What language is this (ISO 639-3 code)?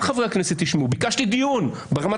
heb